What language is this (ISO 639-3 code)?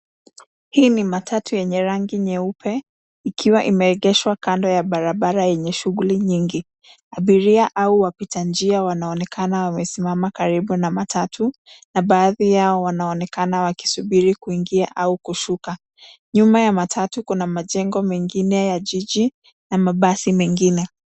swa